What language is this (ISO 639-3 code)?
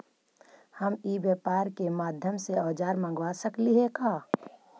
mag